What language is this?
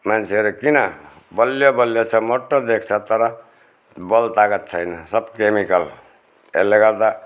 Nepali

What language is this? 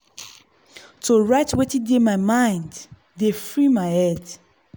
Nigerian Pidgin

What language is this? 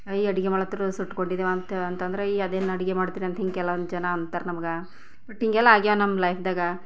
Kannada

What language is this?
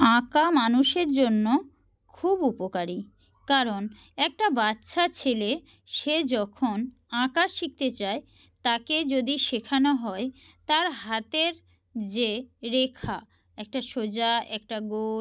Bangla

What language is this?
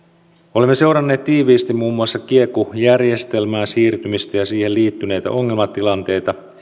Finnish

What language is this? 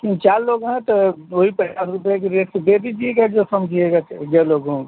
Hindi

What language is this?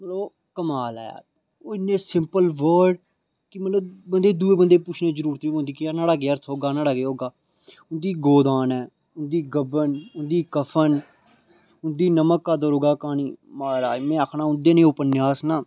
Dogri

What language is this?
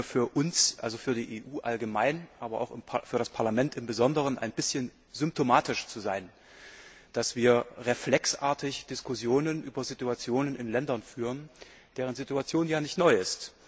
German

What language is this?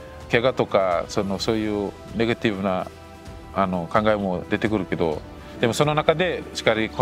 Japanese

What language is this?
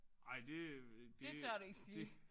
Danish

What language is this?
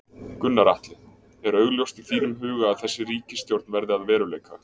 Icelandic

